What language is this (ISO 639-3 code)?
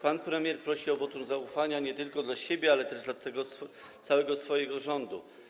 pol